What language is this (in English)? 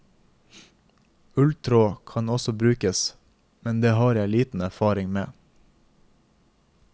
Norwegian